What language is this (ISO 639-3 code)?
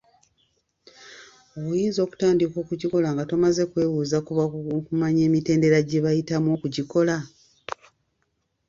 lug